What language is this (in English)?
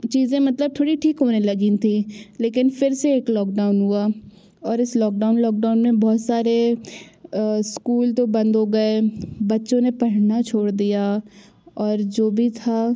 Hindi